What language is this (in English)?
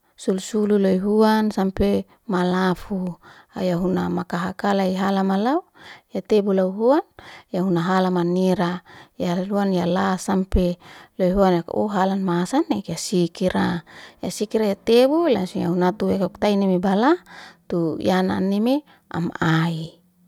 Liana-Seti